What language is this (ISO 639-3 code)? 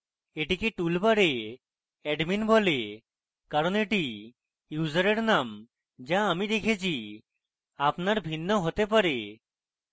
ben